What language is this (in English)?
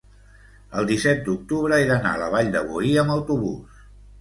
Catalan